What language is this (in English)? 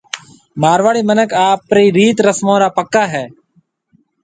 Marwari (Pakistan)